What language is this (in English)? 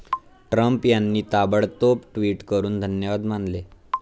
Marathi